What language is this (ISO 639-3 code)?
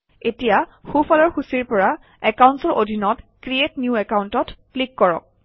asm